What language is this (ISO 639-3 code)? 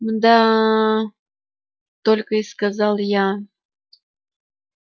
rus